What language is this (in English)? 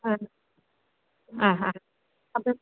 Malayalam